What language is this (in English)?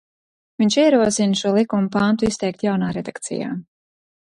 Latvian